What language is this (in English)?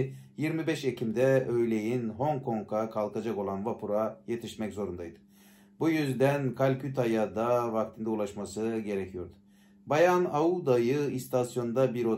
Turkish